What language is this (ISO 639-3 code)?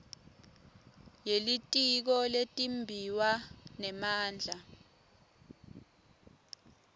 ssw